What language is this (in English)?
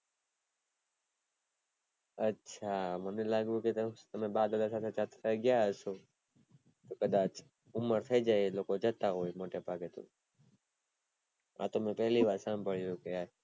Gujarati